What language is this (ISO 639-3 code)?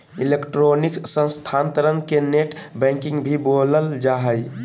mag